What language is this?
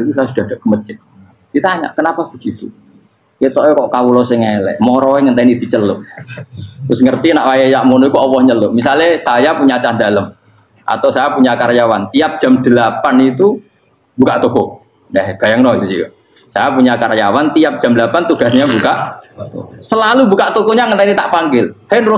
Indonesian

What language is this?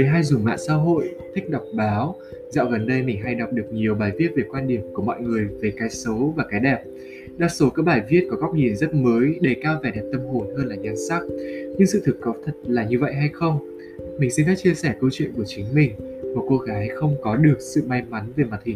Vietnamese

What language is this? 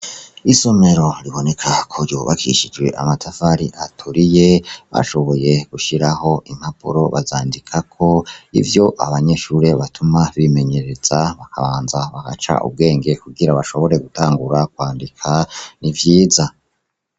Rundi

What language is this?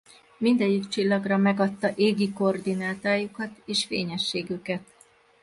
Hungarian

